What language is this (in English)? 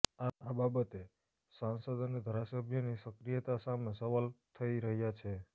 Gujarati